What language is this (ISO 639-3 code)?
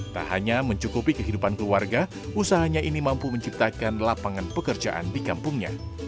ind